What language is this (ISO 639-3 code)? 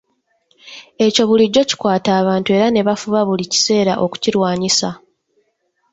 lug